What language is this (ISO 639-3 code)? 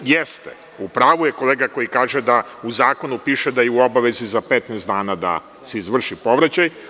srp